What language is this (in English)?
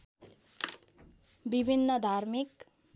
Nepali